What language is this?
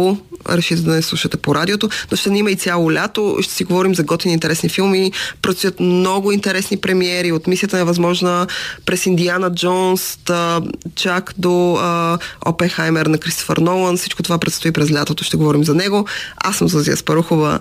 Bulgarian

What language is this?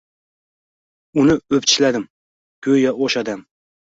Uzbek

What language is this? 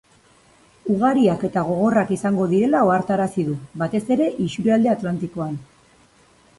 Basque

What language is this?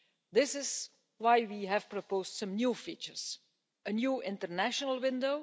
English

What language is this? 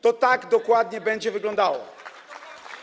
Polish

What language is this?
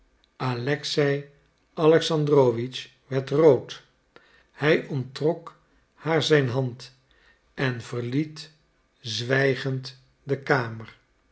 Dutch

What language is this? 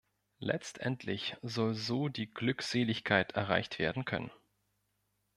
German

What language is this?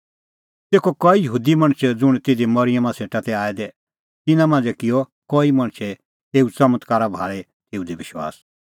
Kullu Pahari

